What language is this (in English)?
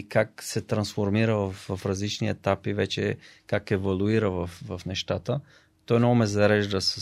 Bulgarian